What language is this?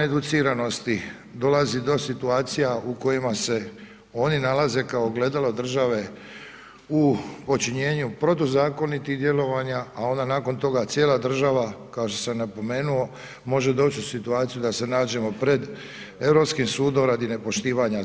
Croatian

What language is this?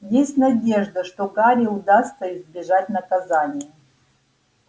Russian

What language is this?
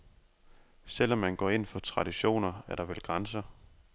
Danish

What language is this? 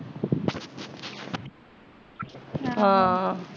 Punjabi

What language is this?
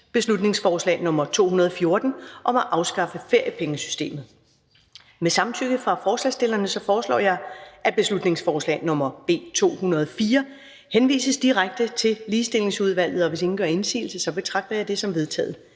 Danish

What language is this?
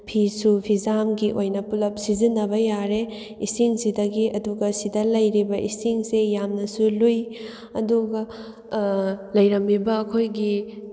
Manipuri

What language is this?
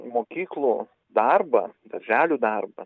Lithuanian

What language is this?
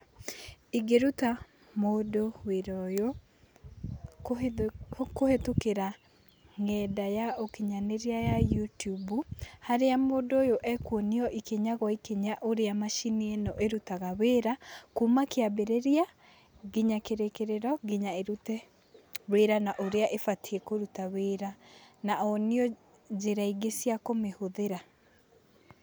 Kikuyu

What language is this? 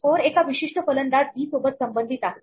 Marathi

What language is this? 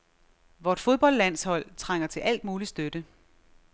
Danish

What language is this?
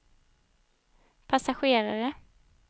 Swedish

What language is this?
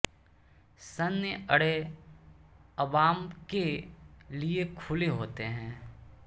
Hindi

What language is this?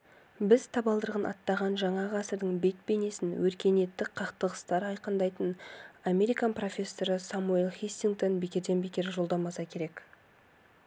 Kazakh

